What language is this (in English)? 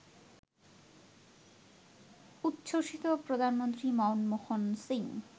Bangla